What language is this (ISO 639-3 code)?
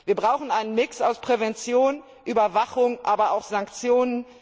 deu